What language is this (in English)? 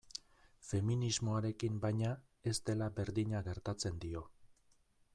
Basque